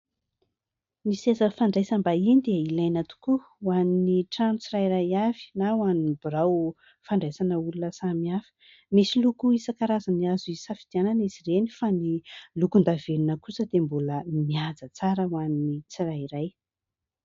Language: Malagasy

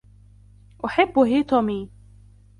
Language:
Arabic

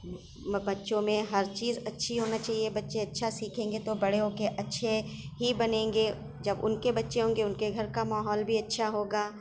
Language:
Urdu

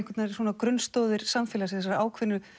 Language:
Icelandic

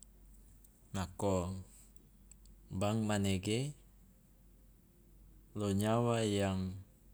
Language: Loloda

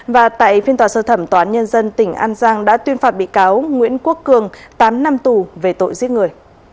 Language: Vietnamese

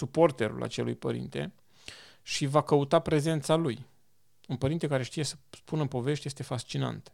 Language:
Romanian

